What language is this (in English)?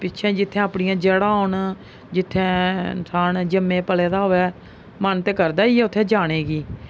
Dogri